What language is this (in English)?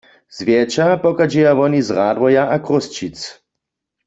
Upper Sorbian